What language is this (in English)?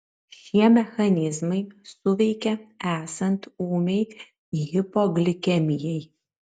Lithuanian